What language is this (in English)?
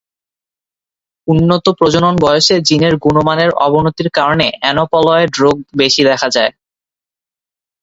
Bangla